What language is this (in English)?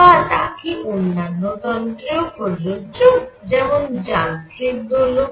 Bangla